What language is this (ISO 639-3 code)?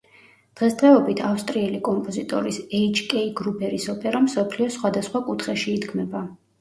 kat